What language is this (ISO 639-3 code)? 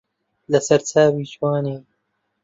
ckb